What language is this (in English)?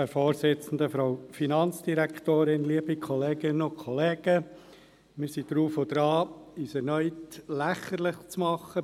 Swiss German